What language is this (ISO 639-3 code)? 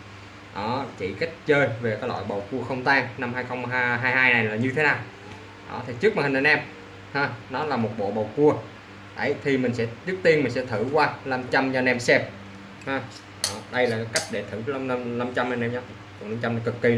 vie